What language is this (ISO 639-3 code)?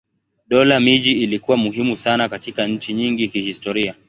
swa